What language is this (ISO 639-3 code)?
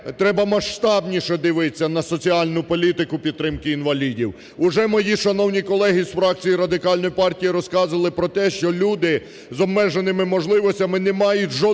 ukr